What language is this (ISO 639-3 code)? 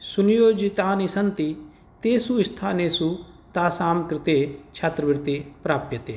san